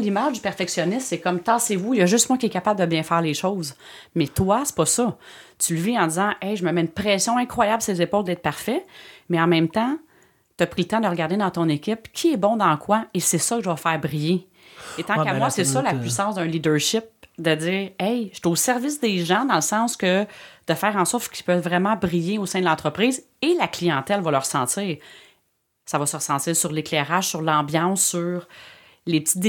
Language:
French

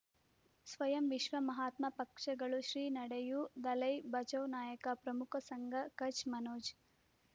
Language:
Kannada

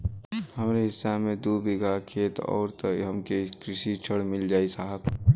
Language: Bhojpuri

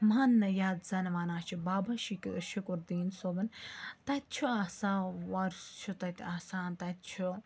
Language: Kashmiri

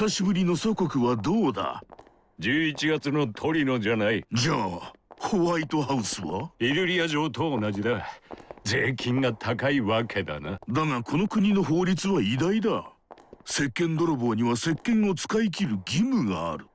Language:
Japanese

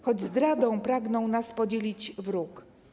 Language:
Polish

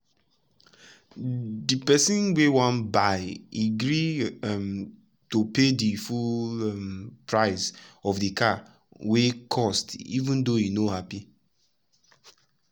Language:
Nigerian Pidgin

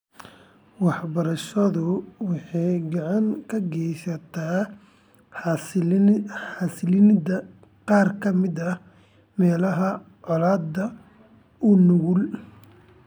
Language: Somali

